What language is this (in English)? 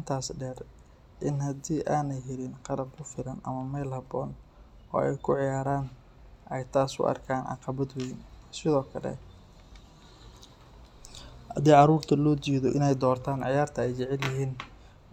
Somali